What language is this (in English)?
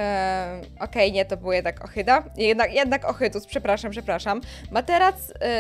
Polish